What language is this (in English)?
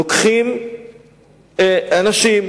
Hebrew